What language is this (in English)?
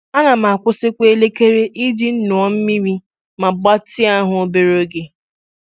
Igbo